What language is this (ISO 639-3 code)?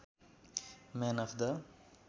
nep